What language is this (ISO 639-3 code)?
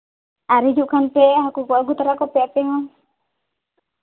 sat